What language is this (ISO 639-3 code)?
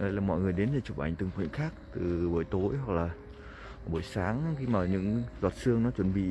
vie